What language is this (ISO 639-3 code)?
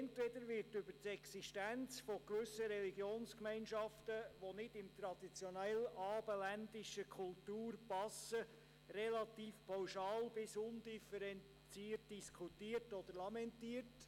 gsw